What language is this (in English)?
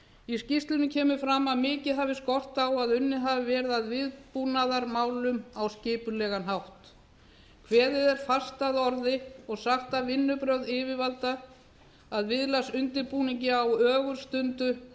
Icelandic